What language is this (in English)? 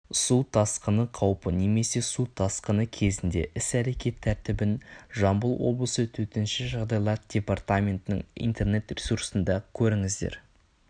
Kazakh